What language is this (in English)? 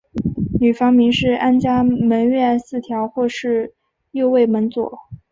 Chinese